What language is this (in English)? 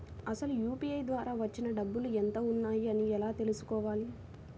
Telugu